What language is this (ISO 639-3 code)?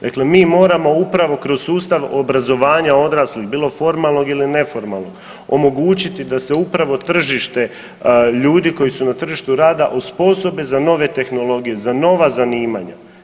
hrv